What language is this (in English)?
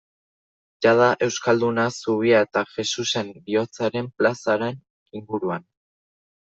Basque